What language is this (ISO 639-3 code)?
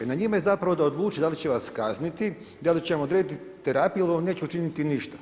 hrv